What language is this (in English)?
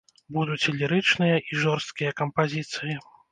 Belarusian